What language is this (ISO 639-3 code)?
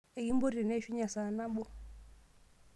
mas